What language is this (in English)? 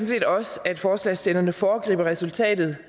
Danish